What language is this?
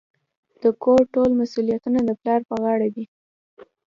Pashto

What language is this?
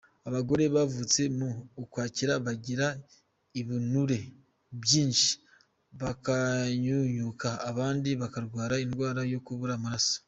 Kinyarwanda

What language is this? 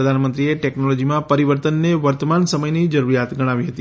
Gujarati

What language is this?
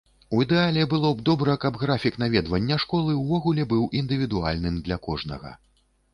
Belarusian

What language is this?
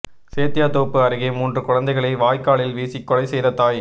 Tamil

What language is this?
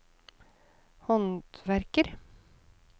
Norwegian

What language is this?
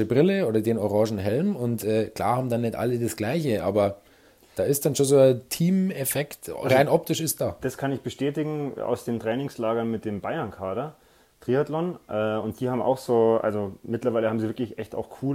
German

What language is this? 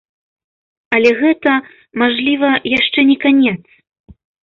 Belarusian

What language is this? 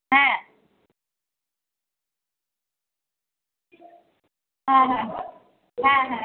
Bangla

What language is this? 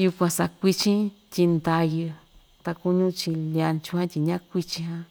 Ixtayutla Mixtec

